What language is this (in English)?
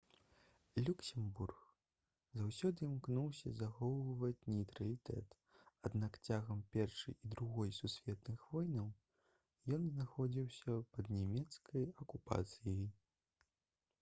Belarusian